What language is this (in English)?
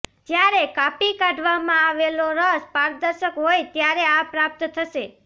Gujarati